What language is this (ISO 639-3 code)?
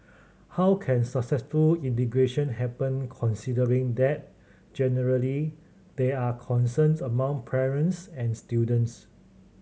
eng